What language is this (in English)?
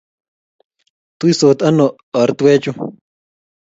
Kalenjin